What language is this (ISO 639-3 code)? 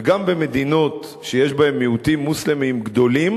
heb